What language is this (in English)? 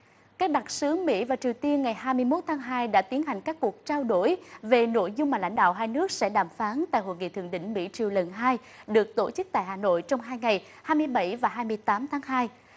Vietnamese